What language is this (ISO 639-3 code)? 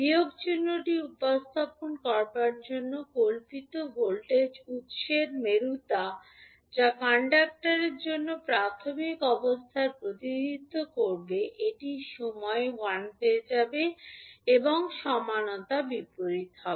ben